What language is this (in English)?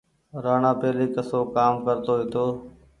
Goaria